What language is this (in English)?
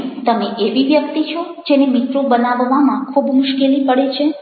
Gujarati